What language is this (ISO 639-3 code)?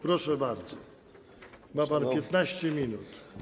pol